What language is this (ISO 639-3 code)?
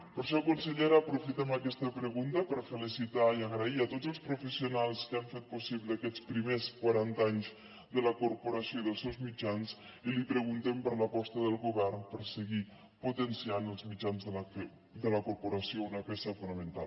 cat